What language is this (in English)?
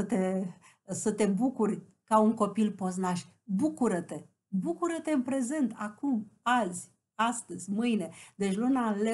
Romanian